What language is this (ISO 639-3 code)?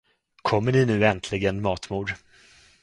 swe